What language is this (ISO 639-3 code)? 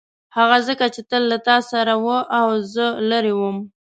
pus